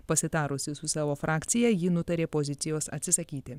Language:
Lithuanian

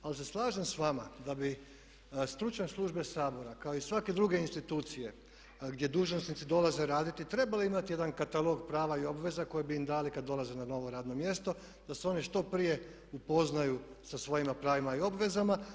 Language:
Croatian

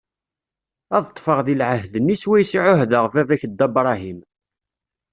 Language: Kabyle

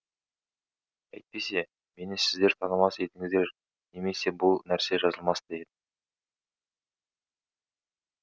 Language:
Kazakh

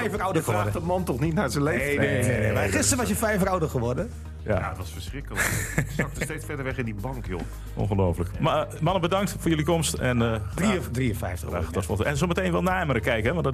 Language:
Dutch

